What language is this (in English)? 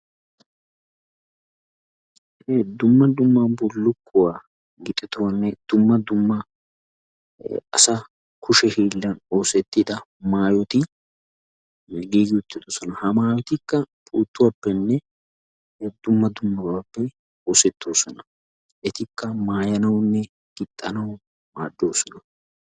Wolaytta